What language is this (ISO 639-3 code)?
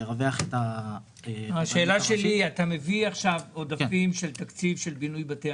heb